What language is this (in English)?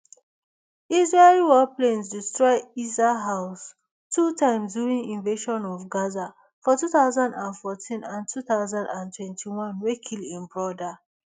Nigerian Pidgin